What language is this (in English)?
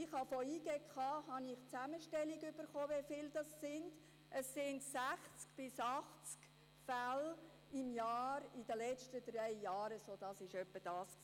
Swiss German